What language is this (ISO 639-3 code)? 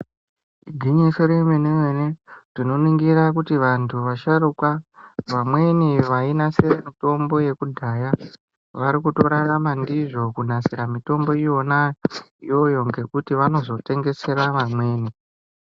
ndc